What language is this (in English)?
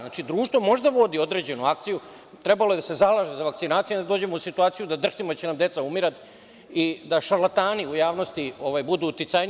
Serbian